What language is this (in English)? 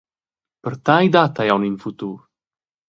Romansh